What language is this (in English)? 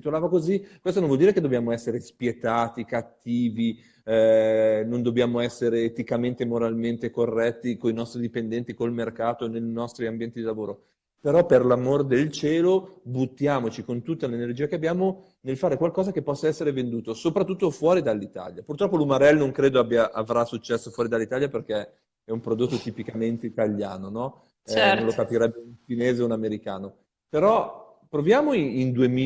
Italian